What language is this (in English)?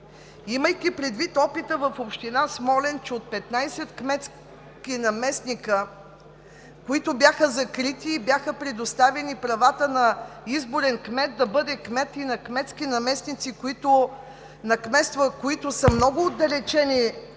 Bulgarian